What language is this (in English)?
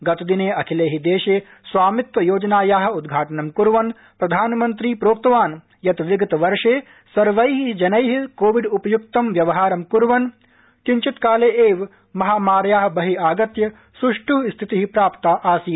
Sanskrit